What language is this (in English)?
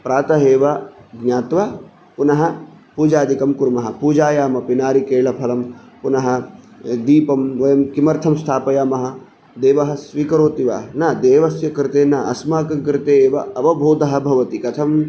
Sanskrit